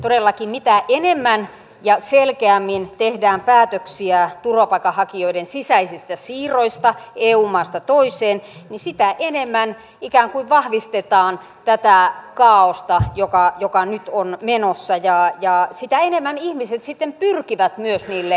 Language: Finnish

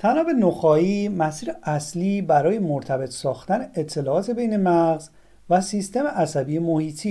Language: Persian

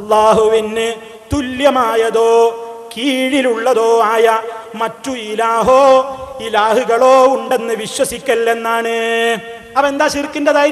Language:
Arabic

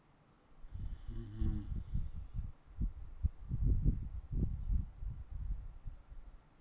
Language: English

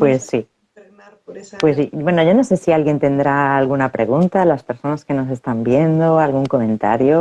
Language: Spanish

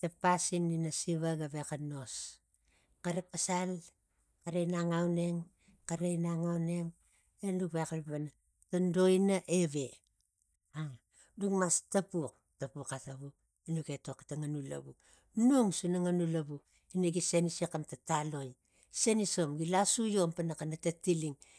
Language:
Tigak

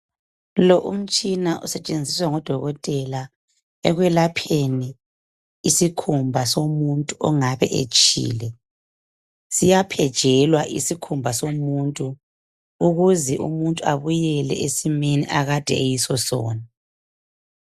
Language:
North Ndebele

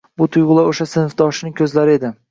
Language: Uzbek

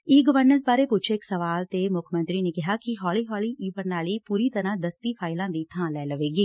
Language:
Punjabi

